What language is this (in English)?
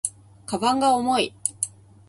Japanese